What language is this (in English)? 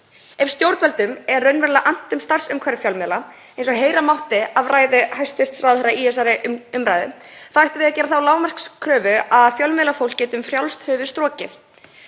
Icelandic